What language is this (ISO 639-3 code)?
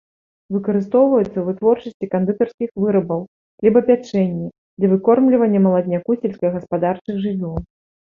bel